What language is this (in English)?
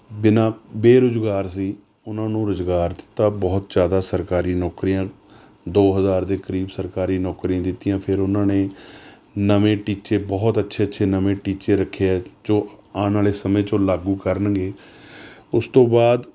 Punjabi